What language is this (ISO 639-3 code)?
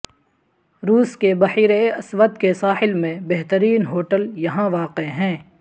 urd